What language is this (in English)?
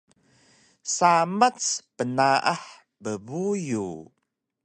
Taroko